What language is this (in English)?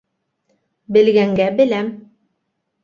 Bashkir